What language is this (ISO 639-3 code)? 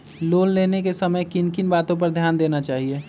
mag